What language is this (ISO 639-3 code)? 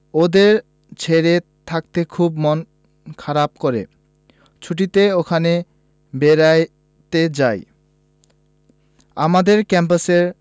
ben